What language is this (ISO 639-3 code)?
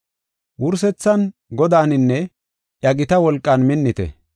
gof